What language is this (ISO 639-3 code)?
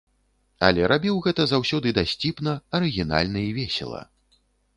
bel